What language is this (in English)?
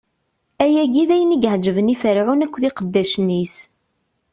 Kabyle